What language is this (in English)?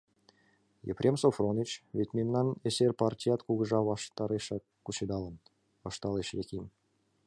Mari